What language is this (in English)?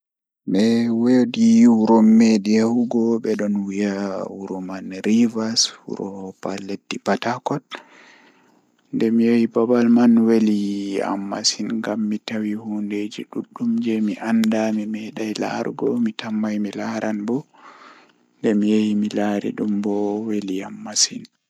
Fula